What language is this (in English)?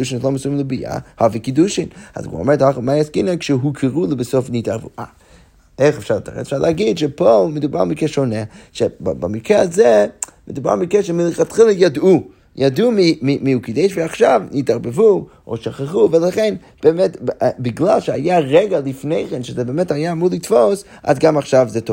Hebrew